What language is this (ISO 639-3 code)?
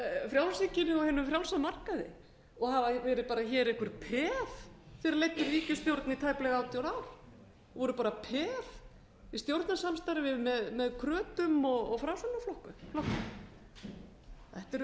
isl